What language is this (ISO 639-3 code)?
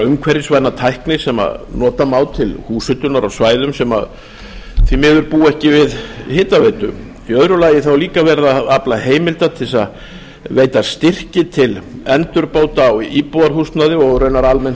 isl